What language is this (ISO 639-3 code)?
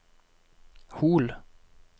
nor